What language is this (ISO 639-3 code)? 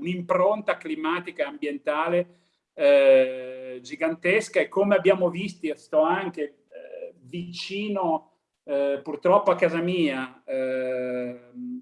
ita